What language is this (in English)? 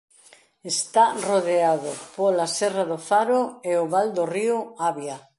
Galician